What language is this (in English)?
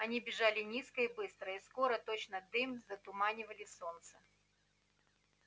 Russian